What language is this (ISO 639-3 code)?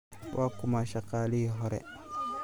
som